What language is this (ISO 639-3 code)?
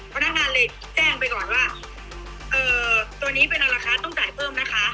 tha